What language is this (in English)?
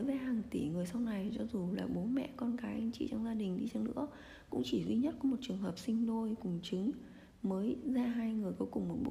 Vietnamese